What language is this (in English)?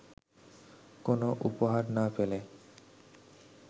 Bangla